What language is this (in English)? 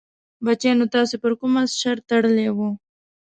Pashto